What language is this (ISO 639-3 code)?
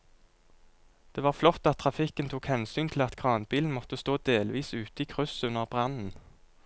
nor